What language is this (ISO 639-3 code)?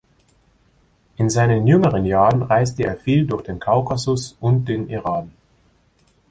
deu